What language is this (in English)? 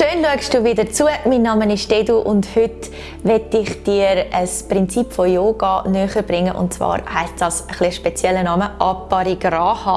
German